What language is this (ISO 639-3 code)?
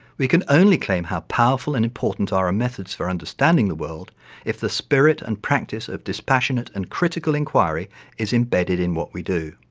eng